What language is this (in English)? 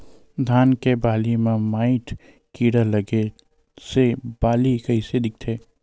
Chhattisgarhi